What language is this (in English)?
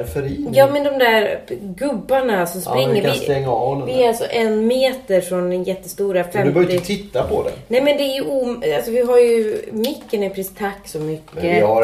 Swedish